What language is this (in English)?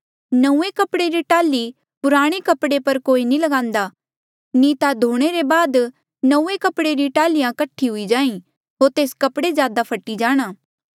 Mandeali